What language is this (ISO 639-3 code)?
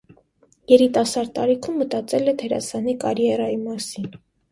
hye